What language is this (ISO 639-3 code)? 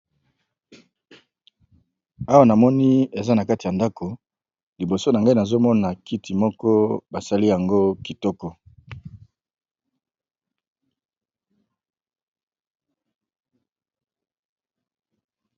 lin